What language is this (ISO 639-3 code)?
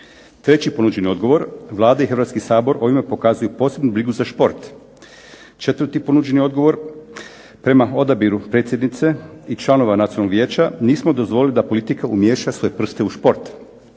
hrv